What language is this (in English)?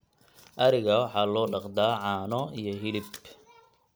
Somali